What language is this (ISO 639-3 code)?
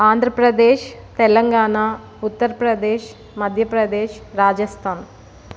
tel